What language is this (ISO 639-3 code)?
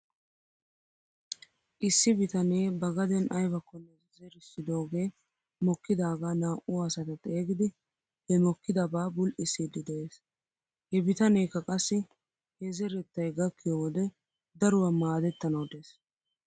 wal